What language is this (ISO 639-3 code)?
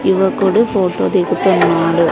tel